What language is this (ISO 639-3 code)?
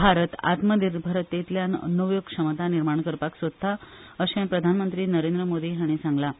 kok